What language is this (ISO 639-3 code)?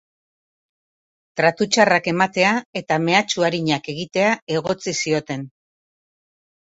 eus